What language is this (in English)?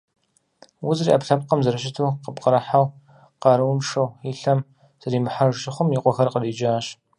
Kabardian